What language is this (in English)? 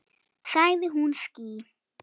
Icelandic